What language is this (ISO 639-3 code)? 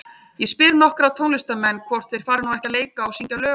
isl